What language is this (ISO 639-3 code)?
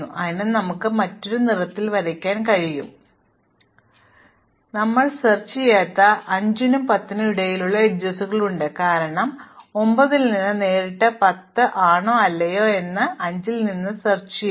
mal